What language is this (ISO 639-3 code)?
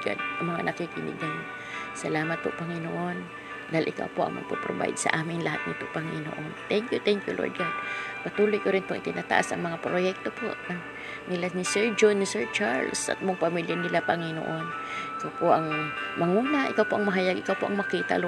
fil